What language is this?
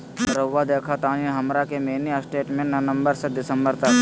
Magahi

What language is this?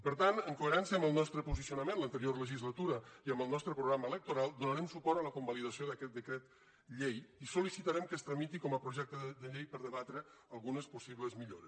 Catalan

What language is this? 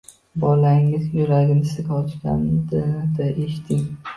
Uzbek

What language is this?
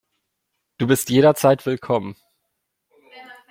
German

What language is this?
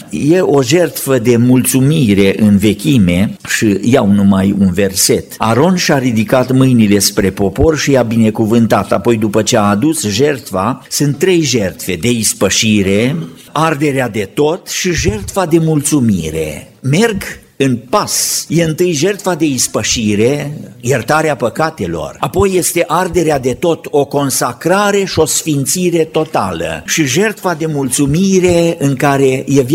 Romanian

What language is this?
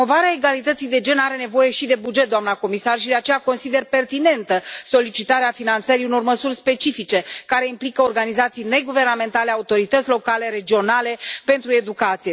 Romanian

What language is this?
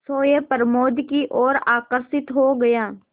Hindi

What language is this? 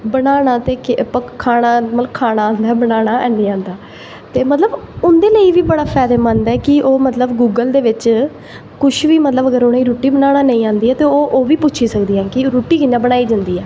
Dogri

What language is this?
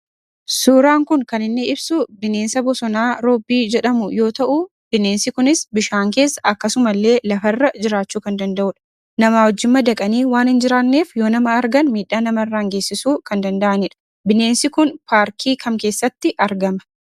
Oromo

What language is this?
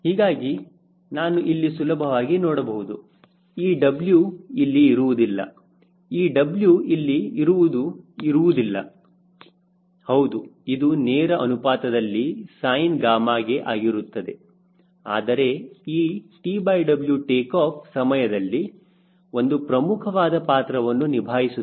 Kannada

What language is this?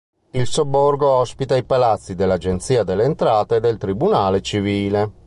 Italian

